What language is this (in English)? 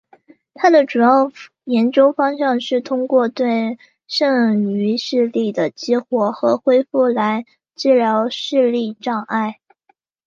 Chinese